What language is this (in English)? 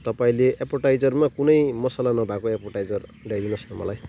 Nepali